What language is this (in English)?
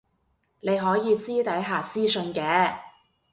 Cantonese